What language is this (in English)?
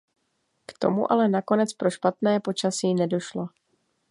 Czech